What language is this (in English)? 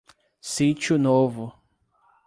Portuguese